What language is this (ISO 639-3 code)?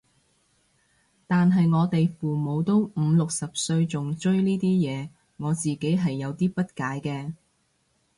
yue